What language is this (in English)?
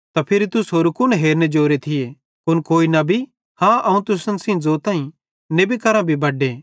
Bhadrawahi